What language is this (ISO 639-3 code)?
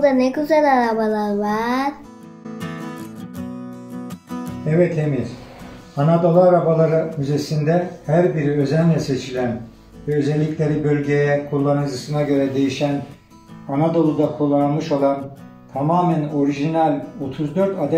tur